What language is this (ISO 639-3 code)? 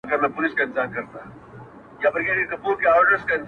pus